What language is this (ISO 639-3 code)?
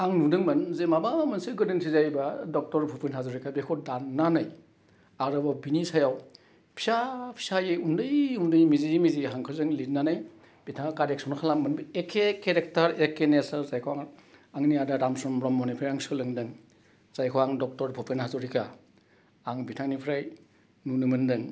brx